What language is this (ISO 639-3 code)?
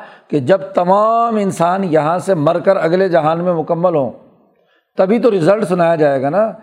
urd